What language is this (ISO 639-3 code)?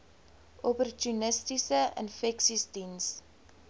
afr